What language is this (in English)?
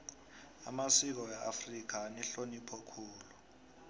South Ndebele